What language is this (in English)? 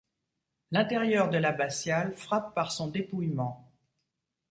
French